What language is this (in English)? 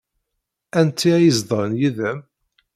Kabyle